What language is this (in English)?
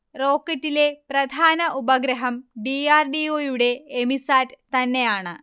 Malayalam